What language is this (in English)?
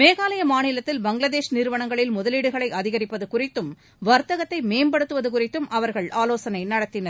Tamil